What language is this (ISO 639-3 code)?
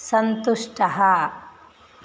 san